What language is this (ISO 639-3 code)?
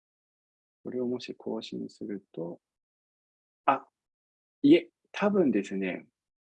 jpn